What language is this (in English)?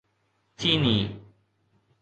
Sindhi